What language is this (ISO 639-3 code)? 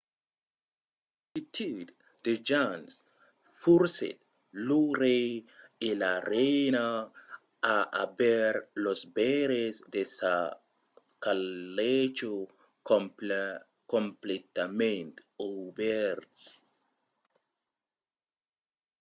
oci